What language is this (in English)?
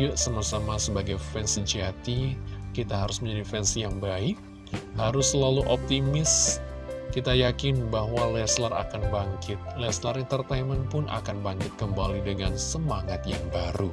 Indonesian